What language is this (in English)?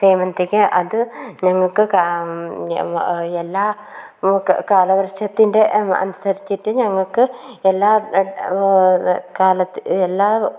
Malayalam